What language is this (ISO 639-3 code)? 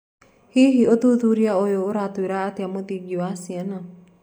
kik